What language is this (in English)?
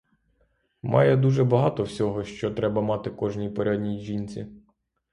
Ukrainian